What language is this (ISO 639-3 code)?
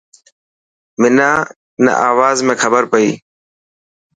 mki